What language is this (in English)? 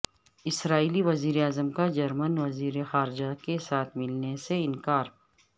Urdu